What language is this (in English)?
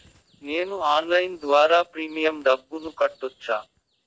Telugu